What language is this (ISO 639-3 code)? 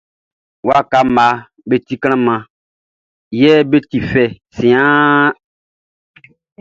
bci